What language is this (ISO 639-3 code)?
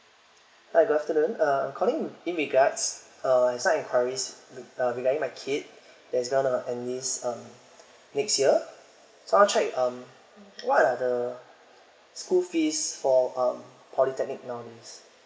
eng